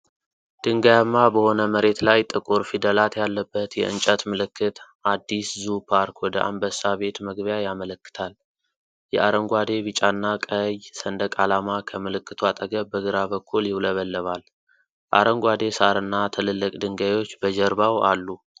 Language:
Amharic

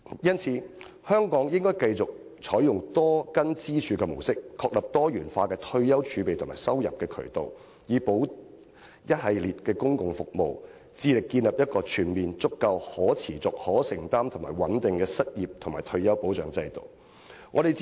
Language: Cantonese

